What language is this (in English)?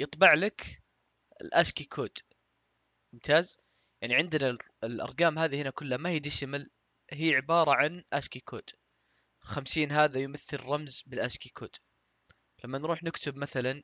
Arabic